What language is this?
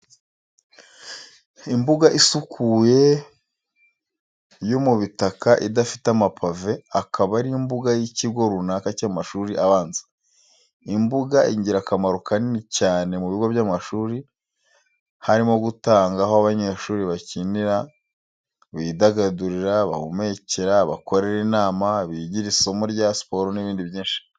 Kinyarwanda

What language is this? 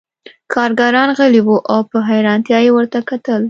Pashto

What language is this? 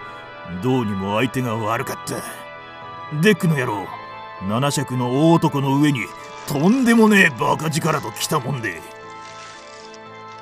Japanese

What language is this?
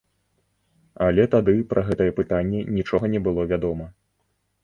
Belarusian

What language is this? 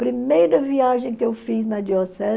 Portuguese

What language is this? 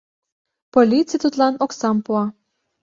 Mari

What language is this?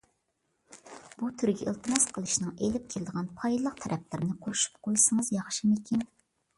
Uyghur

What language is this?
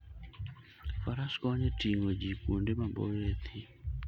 Luo (Kenya and Tanzania)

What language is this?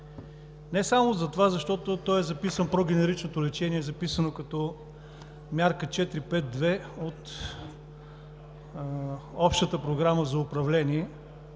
Bulgarian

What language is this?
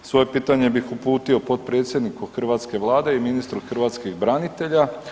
Croatian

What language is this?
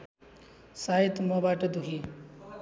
Nepali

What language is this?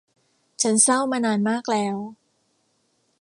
Thai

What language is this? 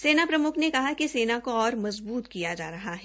Hindi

